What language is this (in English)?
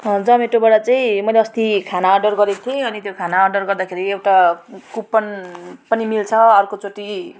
Nepali